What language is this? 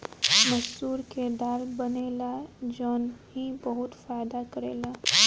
Bhojpuri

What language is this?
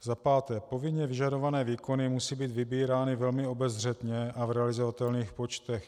Czech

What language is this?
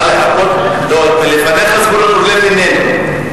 Hebrew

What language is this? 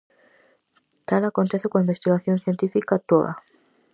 Galician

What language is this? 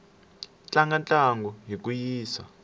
Tsonga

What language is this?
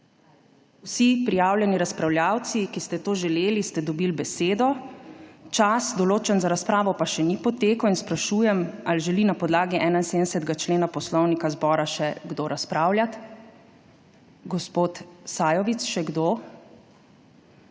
Slovenian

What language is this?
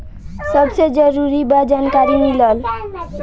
Bhojpuri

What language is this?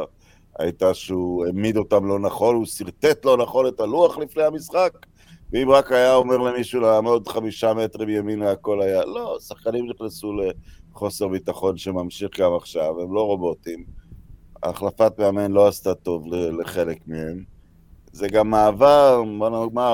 Hebrew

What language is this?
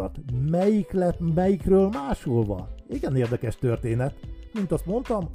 Hungarian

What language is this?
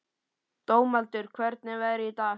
Icelandic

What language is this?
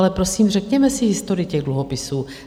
Czech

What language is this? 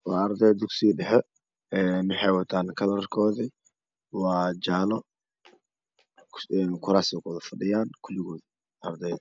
Somali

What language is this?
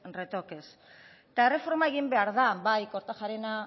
Basque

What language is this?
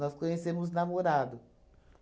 Portuguese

